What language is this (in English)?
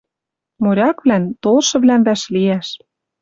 Western Mari